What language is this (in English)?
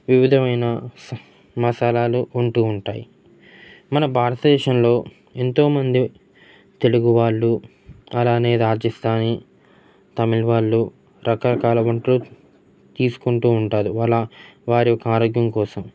Telugu